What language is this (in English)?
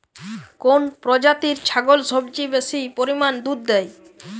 Bangla